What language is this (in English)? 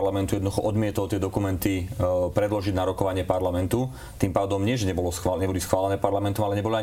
Slovak